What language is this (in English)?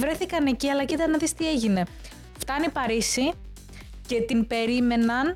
Greek